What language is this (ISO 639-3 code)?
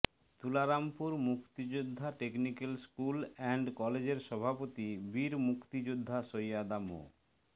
ben